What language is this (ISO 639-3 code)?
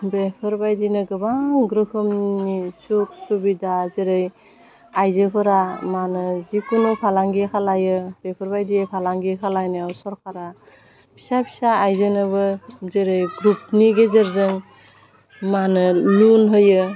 brx